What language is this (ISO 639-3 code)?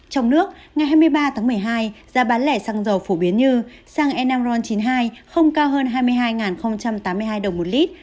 vie